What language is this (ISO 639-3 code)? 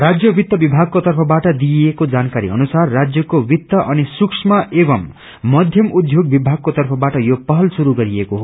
nep